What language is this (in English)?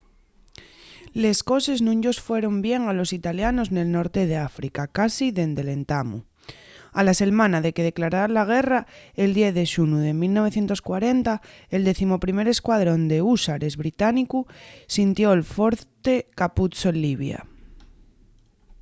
Asturian